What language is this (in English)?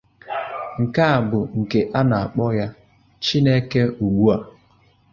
Igbo